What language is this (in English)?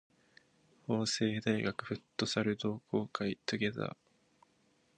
Japanese